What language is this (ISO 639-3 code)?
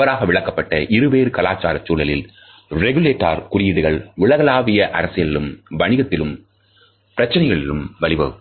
tam